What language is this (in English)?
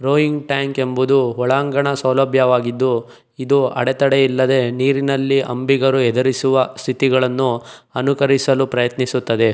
Kannada